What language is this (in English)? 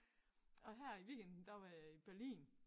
Danish